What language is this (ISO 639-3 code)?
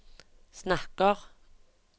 nor